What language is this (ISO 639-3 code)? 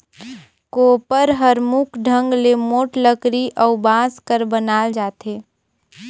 hne